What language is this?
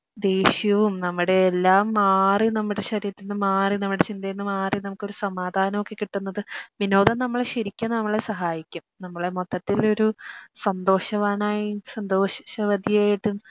Malayalam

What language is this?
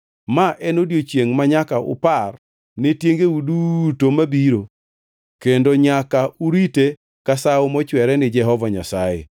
Luo (Kenya and Tanzania)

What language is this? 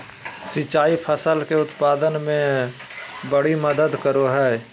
Magahi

